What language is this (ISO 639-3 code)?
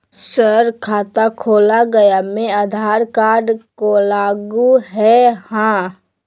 mag